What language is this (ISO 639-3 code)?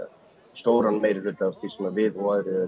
isl